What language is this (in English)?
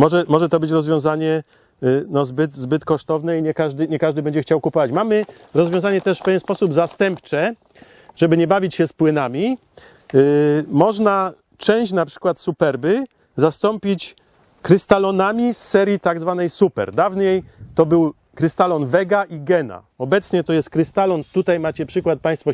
Polish